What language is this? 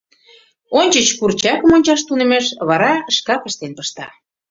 Mari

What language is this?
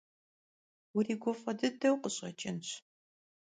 Kabardian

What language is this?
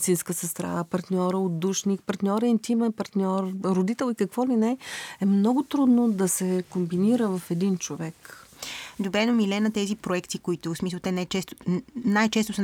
Bulgarian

